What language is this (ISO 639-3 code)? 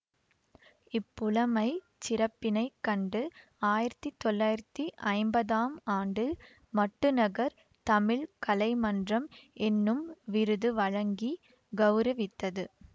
tam